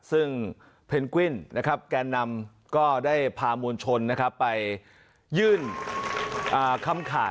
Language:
Thai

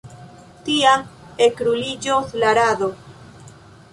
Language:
Esperanto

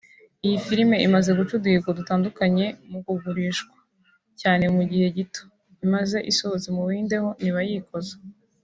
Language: Kinyarwanda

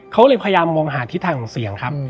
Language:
Thai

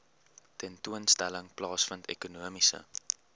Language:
Afrikaans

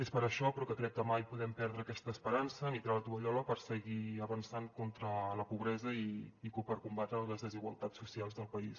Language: Catalan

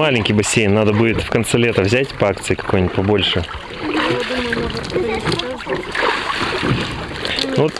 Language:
Russian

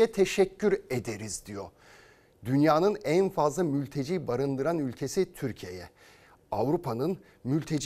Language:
Turkish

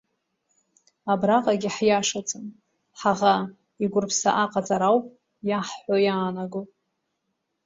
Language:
Abkhazian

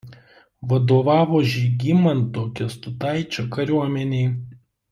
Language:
Lithuanian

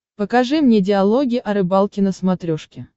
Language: Russian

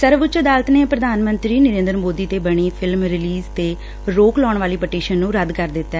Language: Punjabi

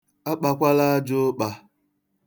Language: Igbo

